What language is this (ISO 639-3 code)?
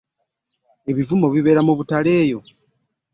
lug